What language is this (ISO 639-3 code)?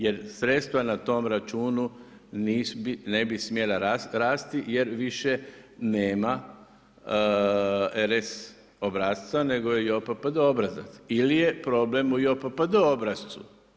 hrv